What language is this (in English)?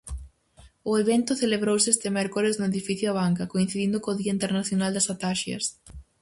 Galician